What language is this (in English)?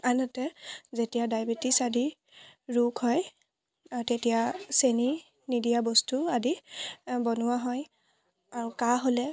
Assamese